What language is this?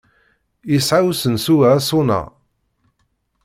Kabyle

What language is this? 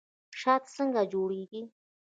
Pashto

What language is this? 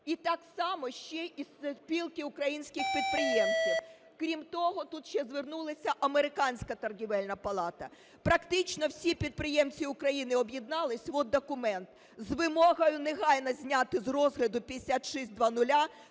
Ukrainian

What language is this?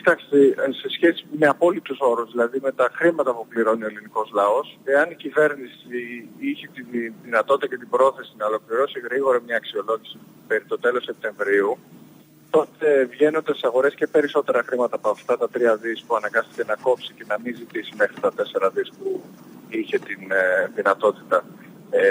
Greek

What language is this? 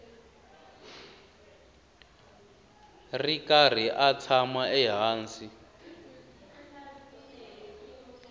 Tsonga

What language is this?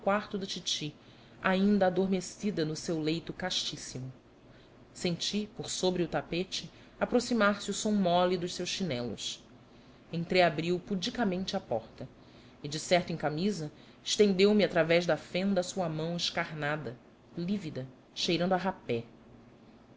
Portuguese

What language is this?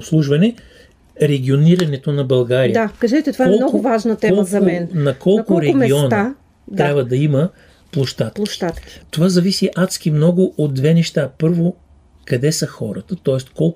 Bulgarian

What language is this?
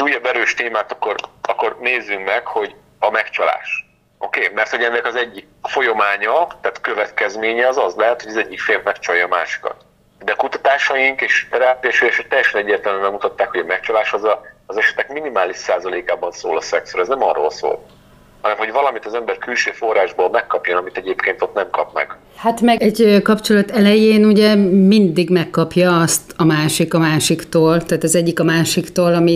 Hungarian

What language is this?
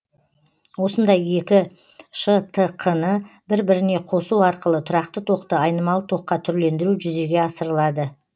Kazakh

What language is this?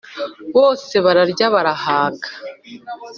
Kinyarwanda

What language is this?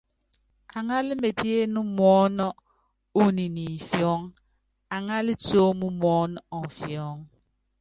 Yangben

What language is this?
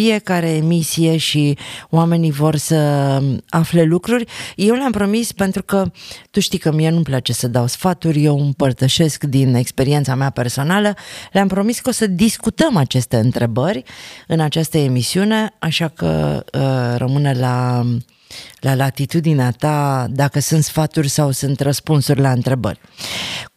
Romanian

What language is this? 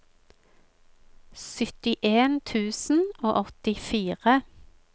Norwegian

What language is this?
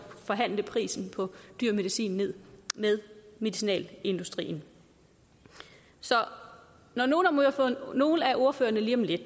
Danish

